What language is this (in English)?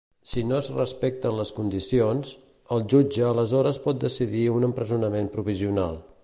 Catalan